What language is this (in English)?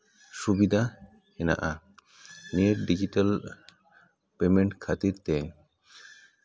Santali